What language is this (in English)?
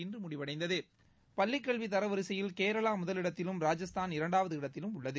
Tamil